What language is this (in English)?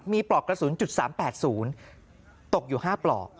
Thai